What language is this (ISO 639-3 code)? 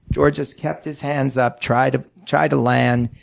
eng